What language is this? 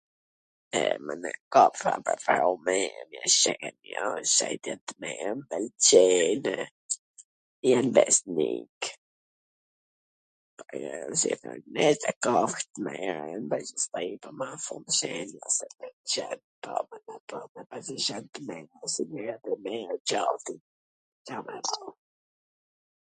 Gheg Albanian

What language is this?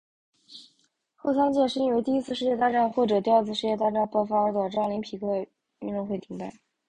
Chinese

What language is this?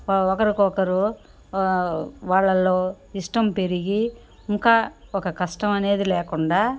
Telugu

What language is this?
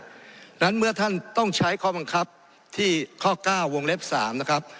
Thai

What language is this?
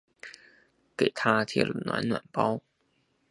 Chinese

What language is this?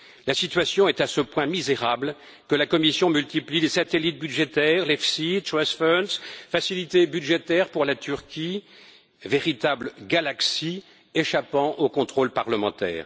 French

